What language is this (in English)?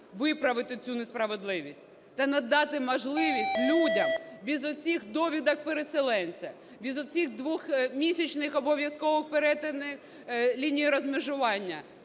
Ukrainian